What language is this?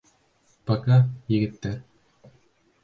Bashkir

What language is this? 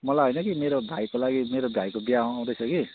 Nepali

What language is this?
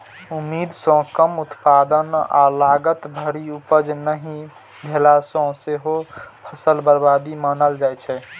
Maithili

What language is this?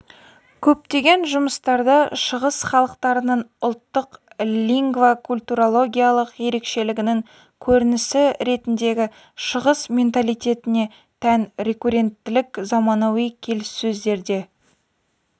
Kazakh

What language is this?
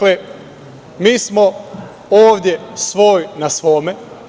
Serbian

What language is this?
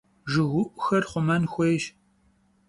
Kabardian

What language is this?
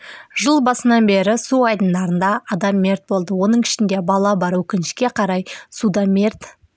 Kazakh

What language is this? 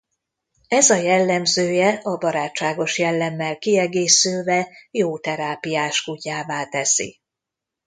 Hungarian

